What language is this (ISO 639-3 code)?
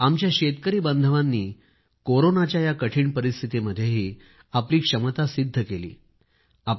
mar